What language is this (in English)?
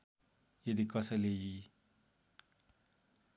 Nepali